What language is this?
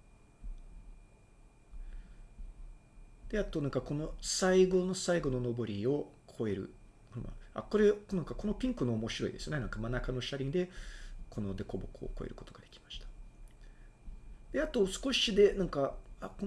Japanese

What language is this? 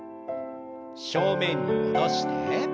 Japanese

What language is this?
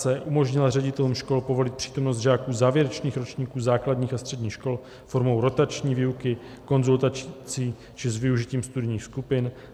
Czech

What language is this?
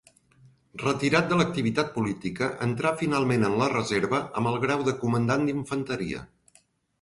Catalan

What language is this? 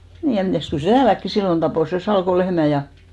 Finnish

